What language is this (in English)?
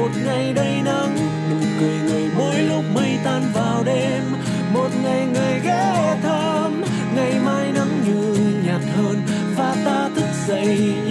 Vietnamese